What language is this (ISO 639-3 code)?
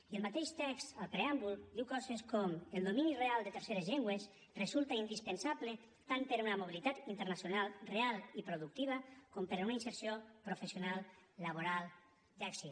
cat